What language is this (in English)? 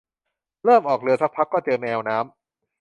Thai